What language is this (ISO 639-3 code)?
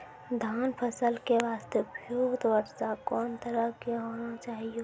mai